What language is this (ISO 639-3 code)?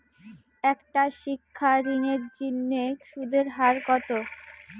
ben